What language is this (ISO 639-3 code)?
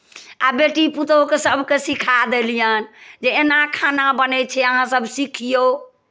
mai